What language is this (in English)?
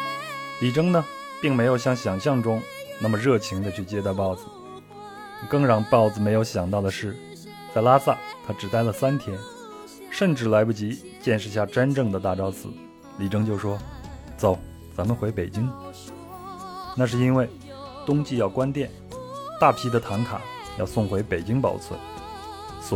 Chinese